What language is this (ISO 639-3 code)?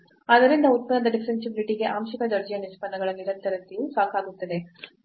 kan